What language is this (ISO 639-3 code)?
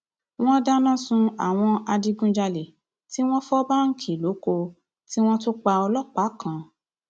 yor